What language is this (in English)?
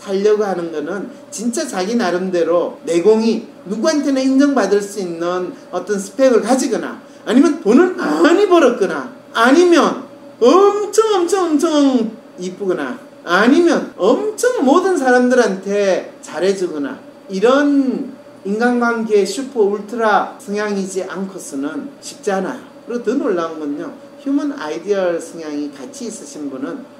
Korean